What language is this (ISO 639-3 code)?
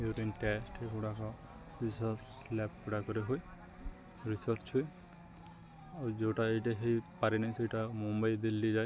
ori